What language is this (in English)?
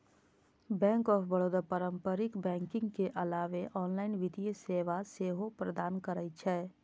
Maithili